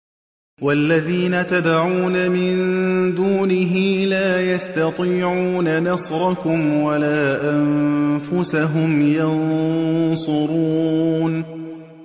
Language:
Arabic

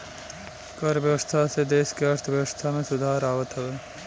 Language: Bhojpuri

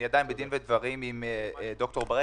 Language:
Hebrew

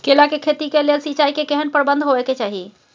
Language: Maithili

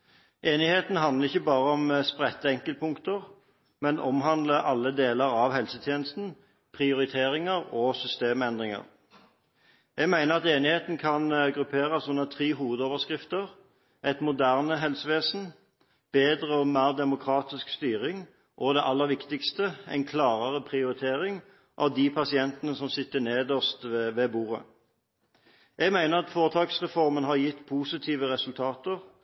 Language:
Norwegian Bokmål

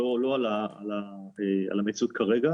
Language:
Hebrew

